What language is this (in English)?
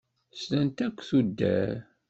Kabyle